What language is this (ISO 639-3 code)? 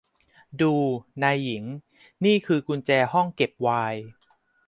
tha